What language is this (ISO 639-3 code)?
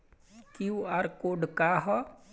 bho